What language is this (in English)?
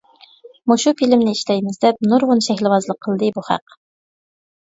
Uyghur